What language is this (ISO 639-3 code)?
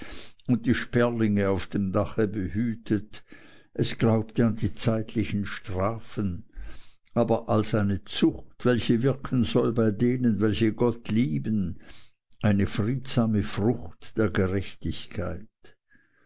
deu